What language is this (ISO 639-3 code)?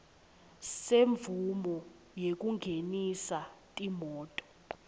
ssw